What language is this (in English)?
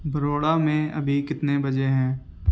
Urdu